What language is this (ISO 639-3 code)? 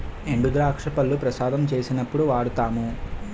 tel